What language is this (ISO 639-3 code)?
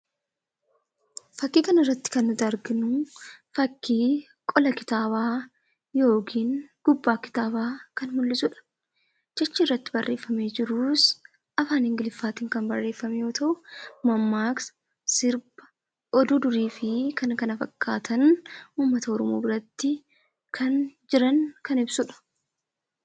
orm